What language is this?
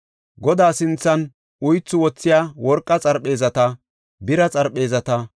Gofa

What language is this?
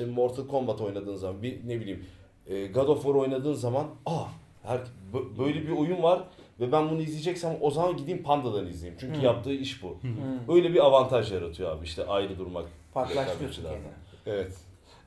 Turkish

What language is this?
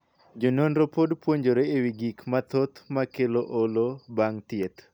Luo (Kenya and Tanzania)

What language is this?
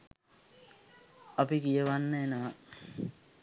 Sinhala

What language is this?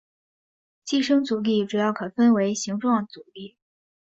Chinese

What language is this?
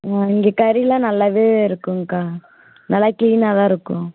Tamil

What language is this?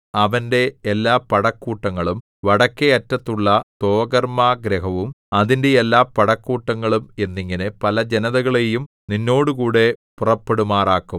Malayalam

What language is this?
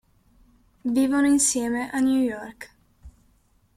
Italian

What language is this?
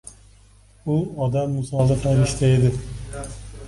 Uzbek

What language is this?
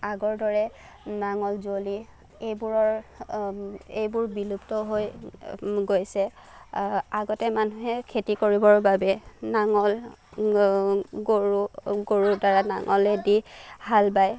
Assamese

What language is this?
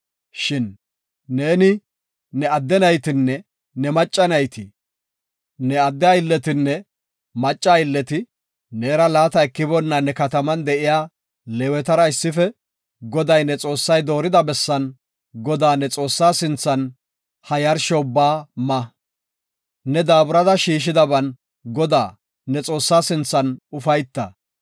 Gofa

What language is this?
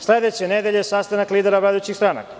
Serbian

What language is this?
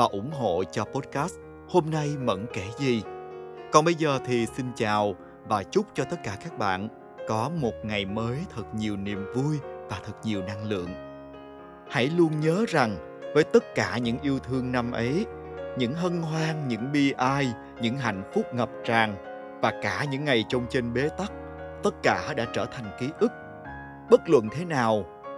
Vietnamese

